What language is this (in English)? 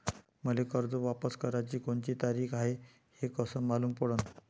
Marathi